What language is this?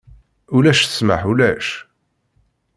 Kabyle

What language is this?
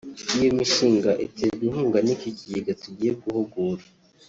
Kinyarwanda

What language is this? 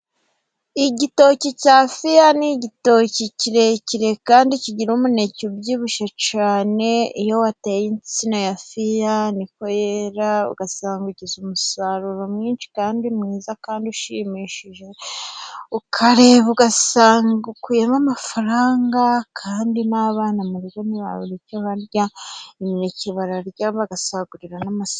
Kinyarwanda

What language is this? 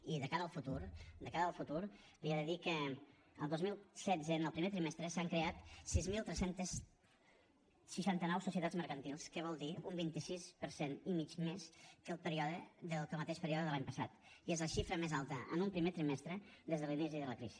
Catalan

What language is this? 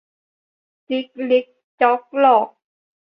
Thai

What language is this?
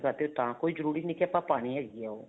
Punjabi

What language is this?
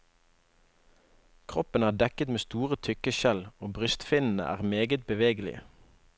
Norwegian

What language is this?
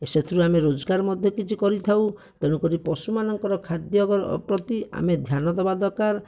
Odia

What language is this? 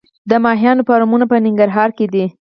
Pashto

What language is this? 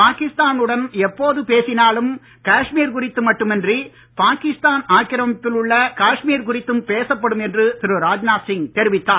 Tamil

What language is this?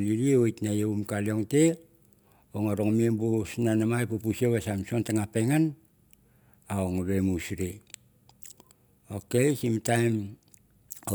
Mandara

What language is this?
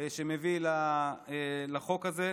Hebrew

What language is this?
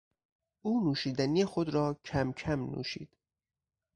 Persian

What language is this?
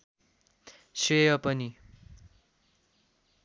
Nepali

